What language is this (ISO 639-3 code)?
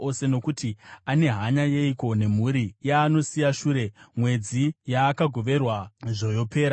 sna